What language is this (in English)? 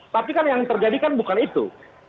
Indonesian